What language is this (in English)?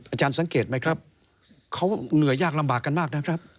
Thai